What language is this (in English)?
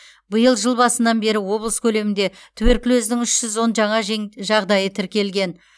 Kazakh